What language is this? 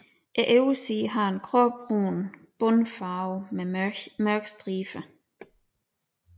Danish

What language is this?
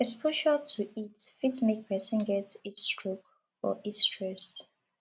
Nigerian Pidgin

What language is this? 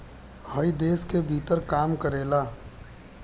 Bhojpuri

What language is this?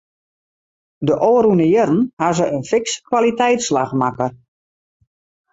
Western Frisian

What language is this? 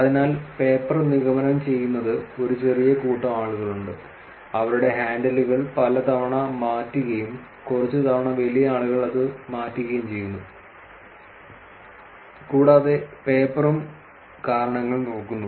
Malayalam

